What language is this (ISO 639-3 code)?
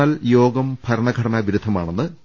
mal